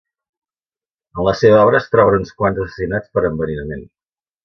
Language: Catalan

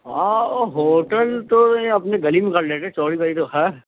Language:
Urdu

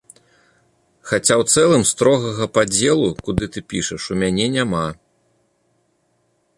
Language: Belarusian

